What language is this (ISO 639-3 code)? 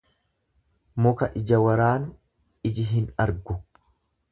orm